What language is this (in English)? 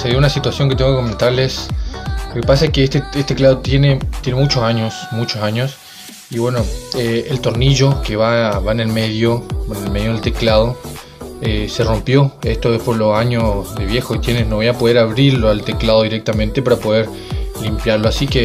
Spanish